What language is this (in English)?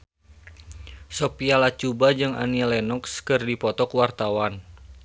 Sundanese